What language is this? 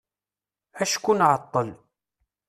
Kabyle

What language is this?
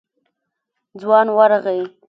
Pashto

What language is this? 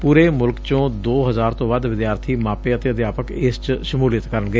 Punjabi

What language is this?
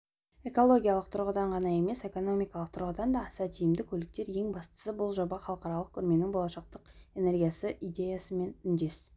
Kazakh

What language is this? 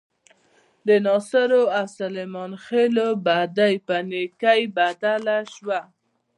Pashto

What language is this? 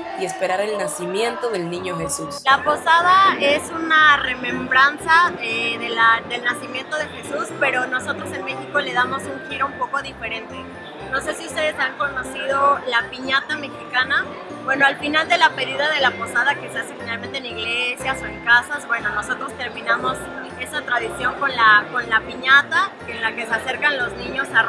Spanish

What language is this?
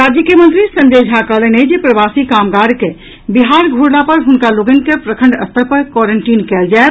Maithili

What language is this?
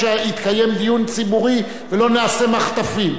Hebrew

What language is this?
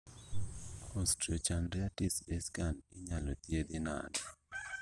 Luo (Kenya and Tanzania)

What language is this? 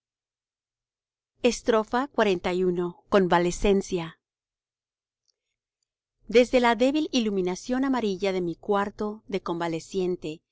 Spanish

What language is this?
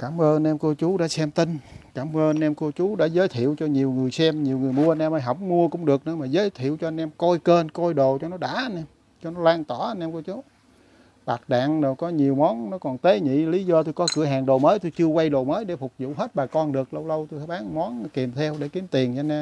Vietnamese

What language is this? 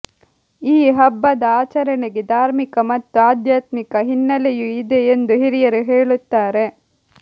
Kannada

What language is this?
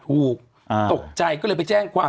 Thai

